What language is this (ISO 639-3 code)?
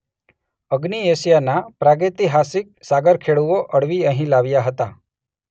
guj